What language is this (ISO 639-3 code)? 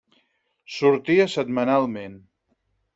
cat